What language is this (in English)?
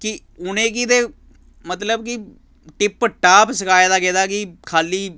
Dogri